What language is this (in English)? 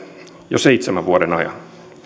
Finnish